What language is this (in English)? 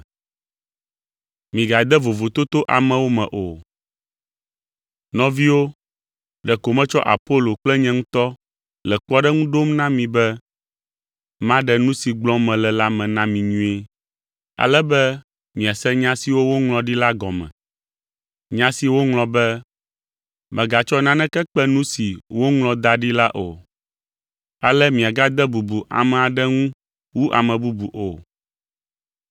Ewe